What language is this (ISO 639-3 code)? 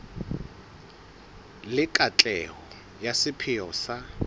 sot